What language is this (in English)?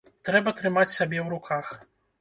Belarusian